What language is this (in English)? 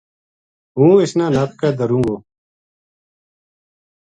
Gujari